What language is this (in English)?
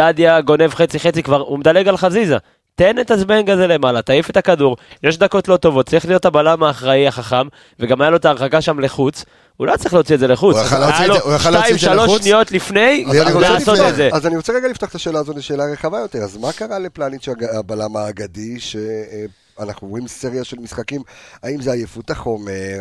Hebrew